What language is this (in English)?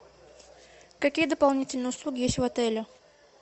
Russian